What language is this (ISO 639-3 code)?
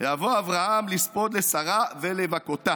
heb